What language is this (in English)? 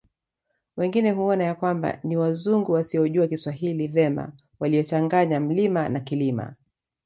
Swahili